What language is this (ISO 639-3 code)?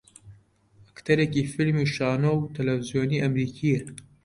ckb